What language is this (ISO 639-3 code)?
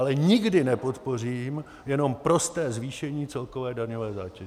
ces